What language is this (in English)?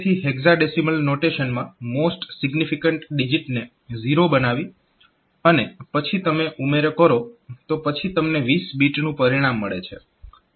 Gujarati